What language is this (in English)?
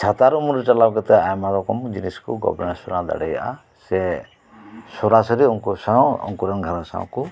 Santali